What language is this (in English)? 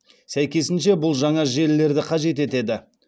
Kazakh